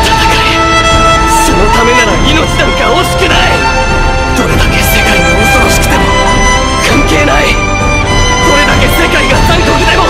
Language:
Japanese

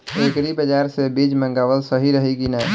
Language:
Bhojpuri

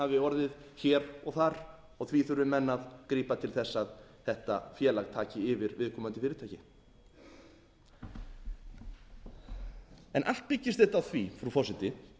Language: Icelandic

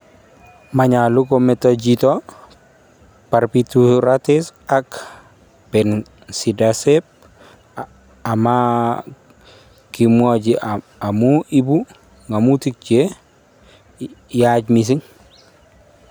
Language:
Kalenjin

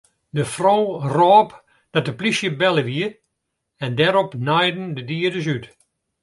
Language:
Western Frisian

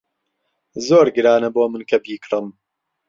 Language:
Central Kurdish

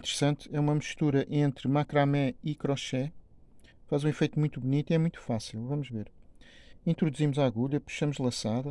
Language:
Portuguese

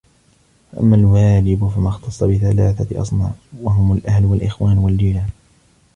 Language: Arabic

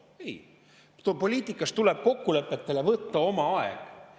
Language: Estonian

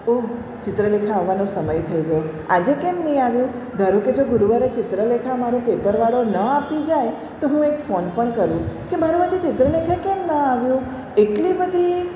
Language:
Gujarati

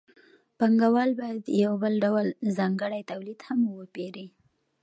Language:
Pashto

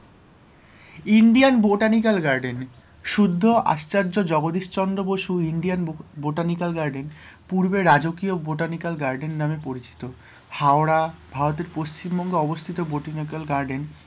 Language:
Bangla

